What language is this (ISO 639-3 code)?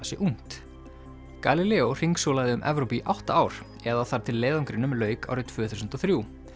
isl